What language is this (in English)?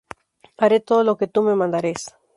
Spanish